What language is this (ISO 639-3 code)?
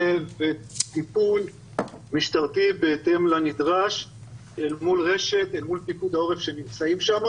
heb